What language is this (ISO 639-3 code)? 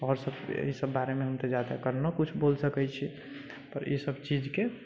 mai